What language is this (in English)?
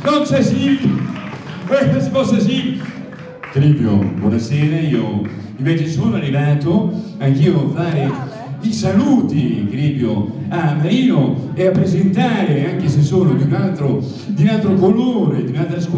Italian